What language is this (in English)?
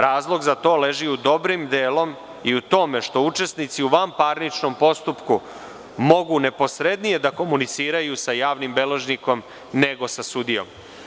Serbian